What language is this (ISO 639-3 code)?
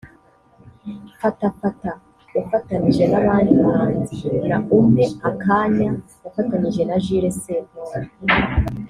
kin